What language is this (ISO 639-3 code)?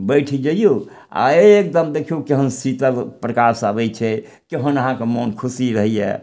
mai